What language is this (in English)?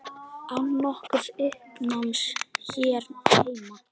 Icelandic